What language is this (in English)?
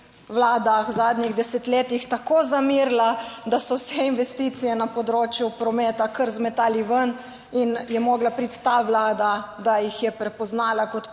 Slovenian